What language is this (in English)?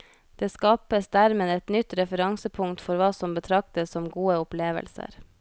Norwegian